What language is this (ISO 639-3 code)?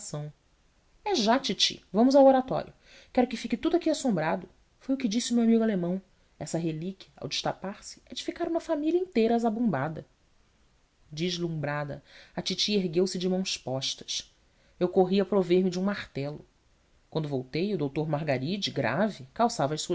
por